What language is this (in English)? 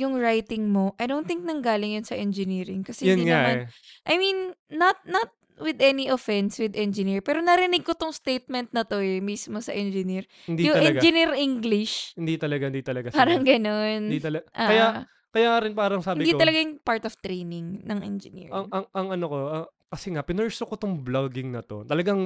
Filipino